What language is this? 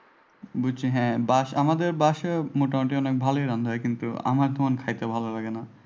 Bangla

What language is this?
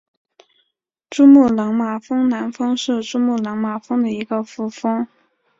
Chinese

